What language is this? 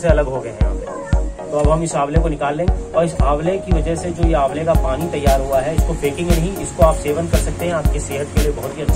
Hindi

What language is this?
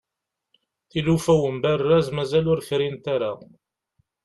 Kabyle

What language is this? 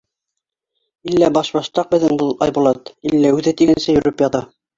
Bashkir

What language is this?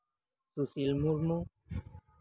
Santali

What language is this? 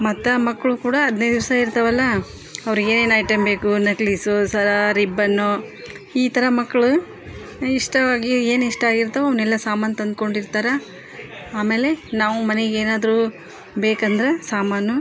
Kannada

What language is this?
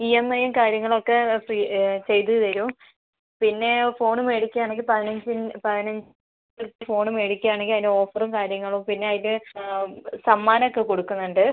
Malayalam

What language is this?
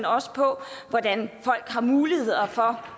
Danish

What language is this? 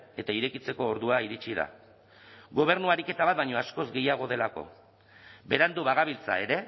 Basque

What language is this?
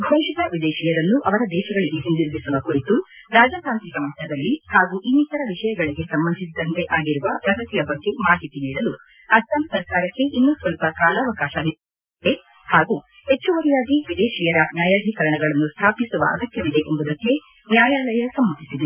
Kannada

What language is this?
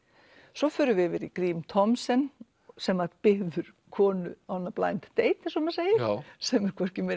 Icelandic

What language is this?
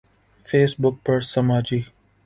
Urdu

